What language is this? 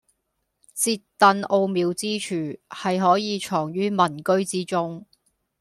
Cantonese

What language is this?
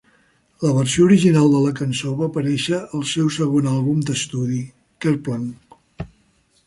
Catalan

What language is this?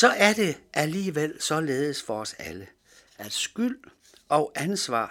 Danish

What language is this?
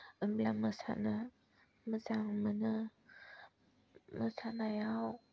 Bodo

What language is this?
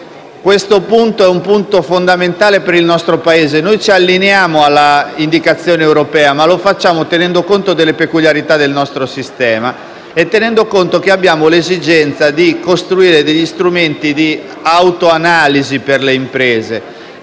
Italian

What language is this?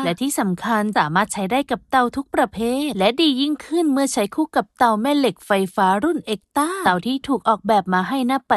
Thai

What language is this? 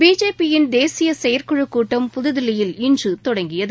Tamil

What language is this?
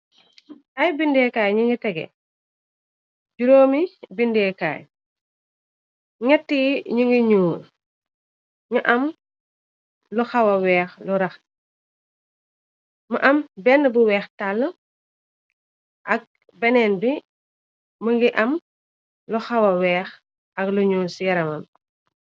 Wolof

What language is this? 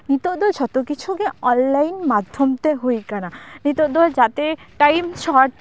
Santali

